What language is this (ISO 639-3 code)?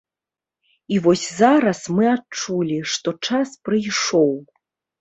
bel